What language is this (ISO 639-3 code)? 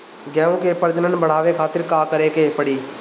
bho